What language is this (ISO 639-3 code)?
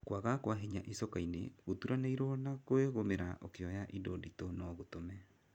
kik